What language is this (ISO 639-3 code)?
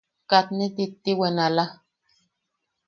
yaq